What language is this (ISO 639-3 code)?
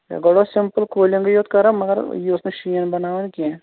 kas